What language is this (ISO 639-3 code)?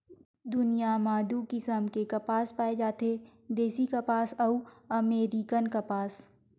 hne